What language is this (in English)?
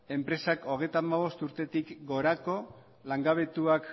Basque